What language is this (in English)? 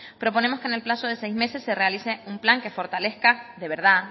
Spanish